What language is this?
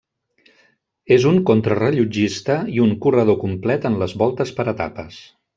Catalan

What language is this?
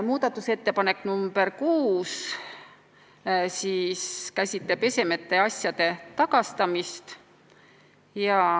Estonian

